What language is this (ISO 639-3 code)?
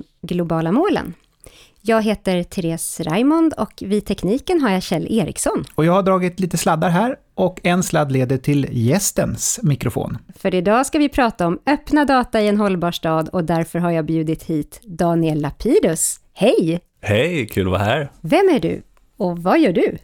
swe